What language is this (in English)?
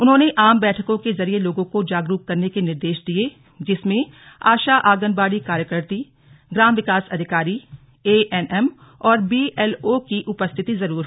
Hindi